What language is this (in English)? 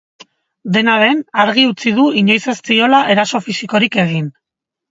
Basque